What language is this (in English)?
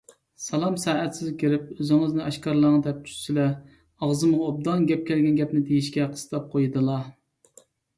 Uyghur